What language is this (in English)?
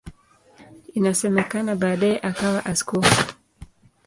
Swahili